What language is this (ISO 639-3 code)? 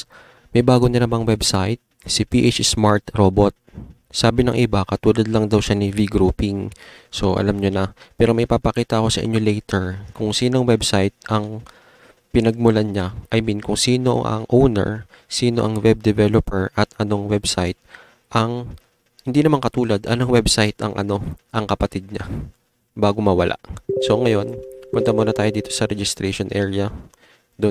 fil